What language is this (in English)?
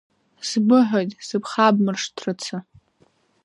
Abkhazian